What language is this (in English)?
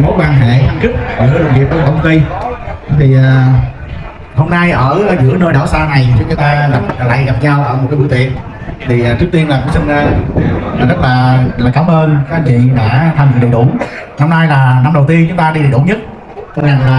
Vietnamese